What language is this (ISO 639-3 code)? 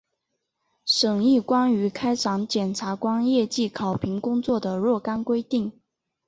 zho